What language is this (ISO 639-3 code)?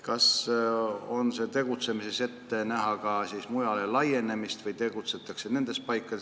est